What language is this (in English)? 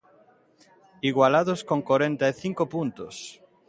Galician